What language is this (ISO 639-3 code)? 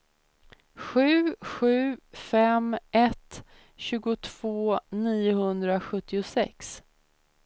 swe